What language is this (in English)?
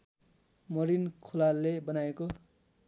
Nepali